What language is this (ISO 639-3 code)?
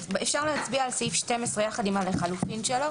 heb